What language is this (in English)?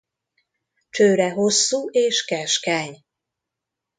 Hungarian